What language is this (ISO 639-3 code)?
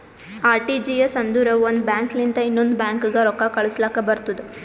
kan